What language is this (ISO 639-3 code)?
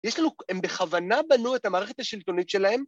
heb